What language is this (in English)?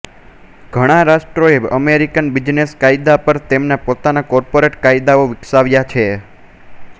Gujarati